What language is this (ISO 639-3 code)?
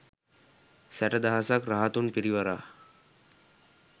sin